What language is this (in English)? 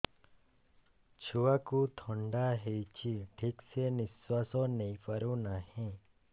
Odia